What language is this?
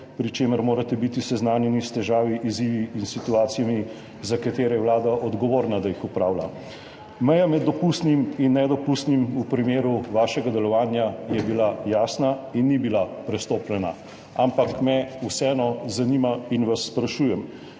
Slovenian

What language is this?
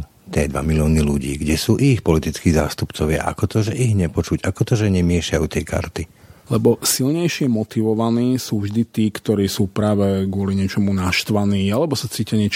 Slovak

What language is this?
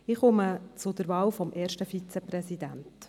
Swiss German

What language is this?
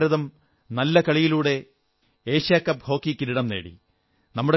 Malayalam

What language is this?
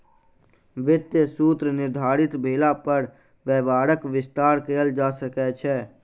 Maithili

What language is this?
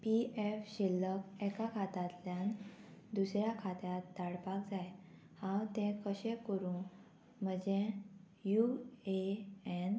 Konkani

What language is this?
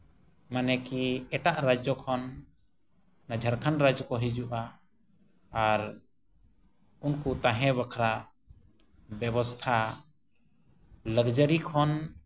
Santali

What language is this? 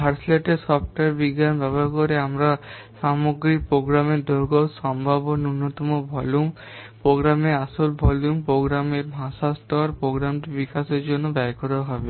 Bangla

